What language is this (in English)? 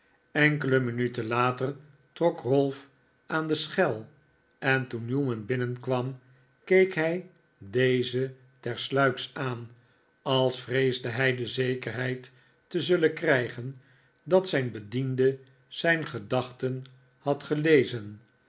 Dutch